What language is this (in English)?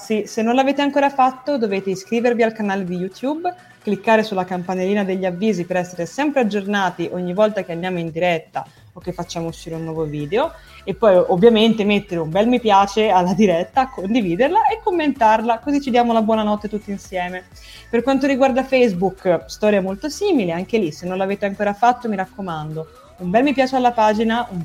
Italian